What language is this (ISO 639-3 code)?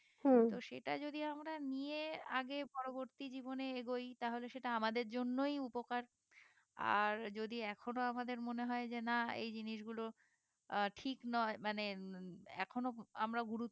ben